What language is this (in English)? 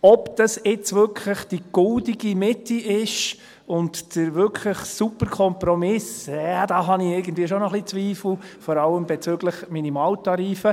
Swiss German